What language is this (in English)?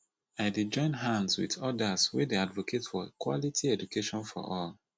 Nigerian Pidgin